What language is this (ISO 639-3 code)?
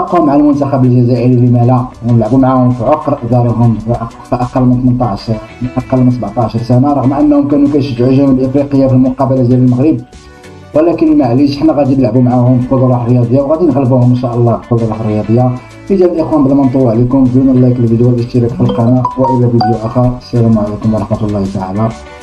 ara